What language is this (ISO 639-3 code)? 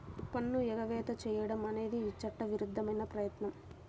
tel